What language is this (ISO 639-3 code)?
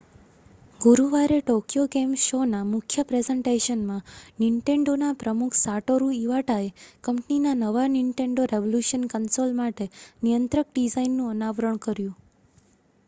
guj